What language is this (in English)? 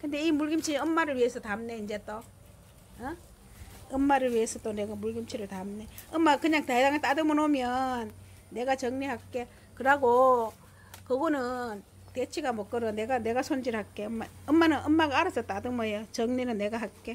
Korean